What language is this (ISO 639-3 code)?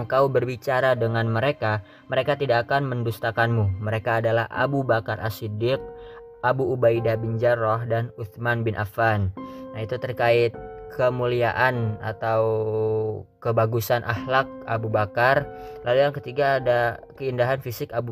ind